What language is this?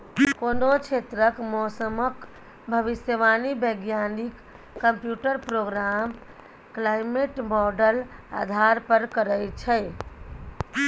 Maithili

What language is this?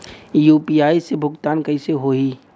Bhojpuri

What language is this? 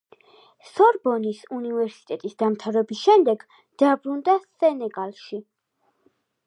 Georgian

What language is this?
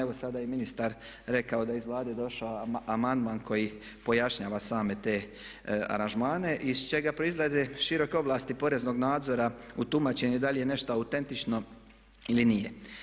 Croatian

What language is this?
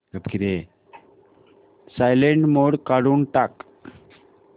Marathi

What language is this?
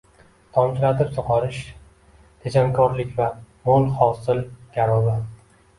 Uzbek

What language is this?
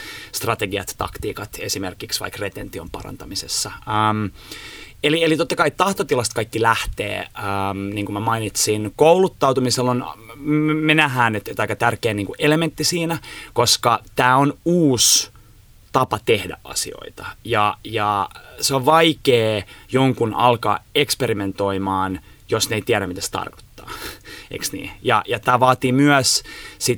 Finnish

